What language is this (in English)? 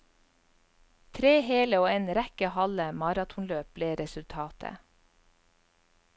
Norwegian